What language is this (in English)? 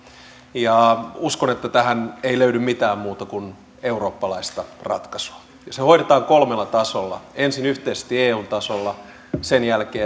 Finnish